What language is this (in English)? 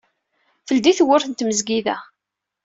Kabyle